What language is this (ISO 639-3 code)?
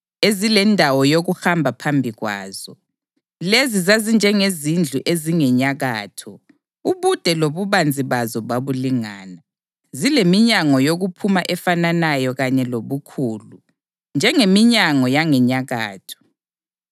nde